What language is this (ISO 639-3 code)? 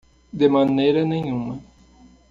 por